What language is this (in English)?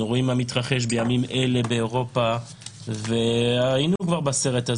Hebrew